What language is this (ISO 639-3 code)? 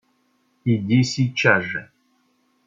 rus